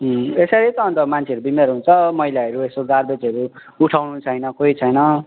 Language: Nepali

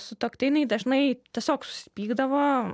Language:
Lithuanian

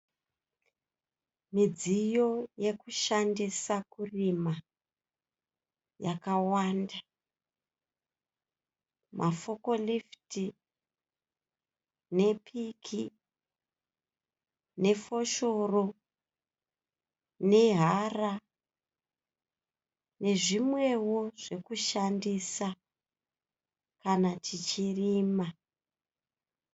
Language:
Shona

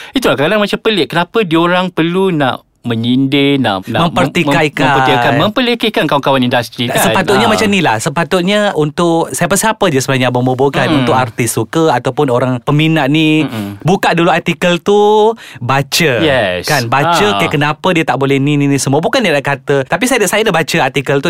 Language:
Malay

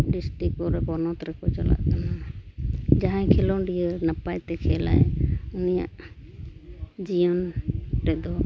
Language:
Santali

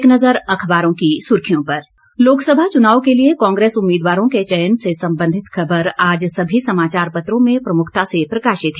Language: Hindi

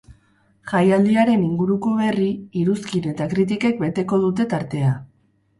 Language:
Basque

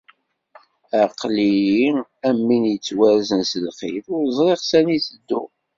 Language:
Kabyle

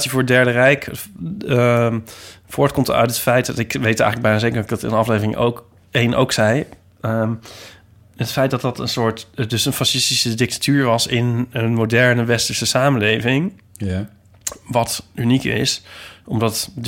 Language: Dutch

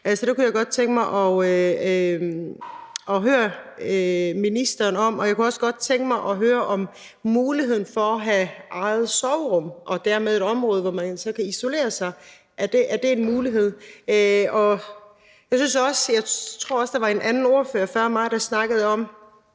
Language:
Danish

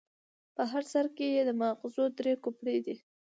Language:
Pashto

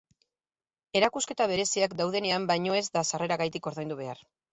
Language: Basque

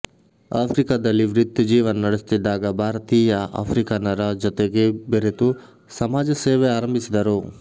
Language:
Kannada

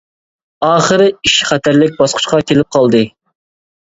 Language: Uyghur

